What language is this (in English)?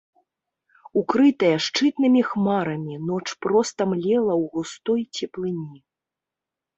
Belarusian